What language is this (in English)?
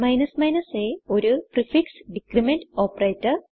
Malayalam